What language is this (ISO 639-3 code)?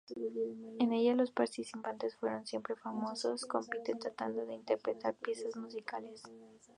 spa